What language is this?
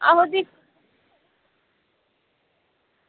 Dogri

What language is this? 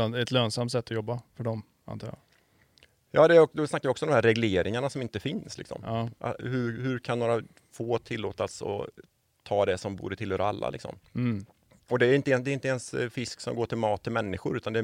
Swedish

